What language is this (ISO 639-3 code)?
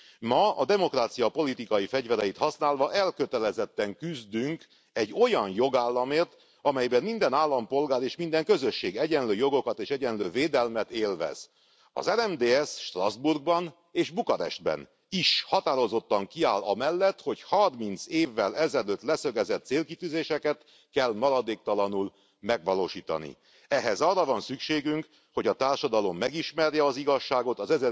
hun